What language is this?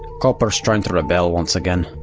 English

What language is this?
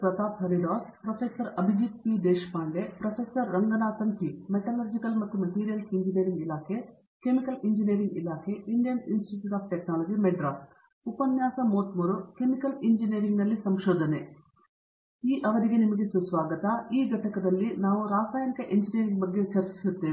Kannada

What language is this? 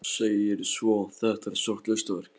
Icelandic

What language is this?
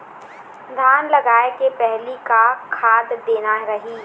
Chhattisgarhi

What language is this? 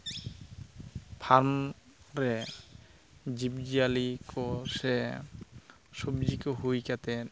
Santali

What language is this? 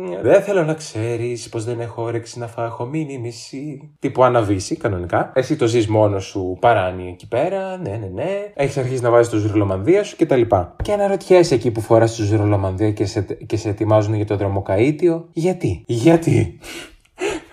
Greek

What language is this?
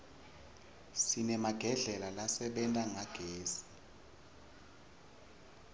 Swati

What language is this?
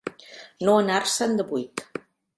Catalan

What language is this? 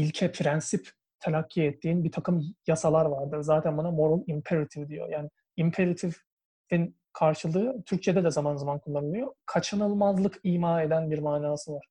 Turkish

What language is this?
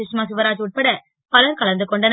Tamil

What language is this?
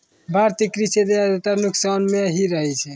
Maithili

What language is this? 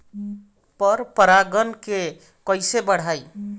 Bhojpuri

